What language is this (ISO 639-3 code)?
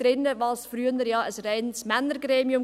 gsw